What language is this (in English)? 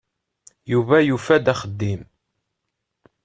Kabyle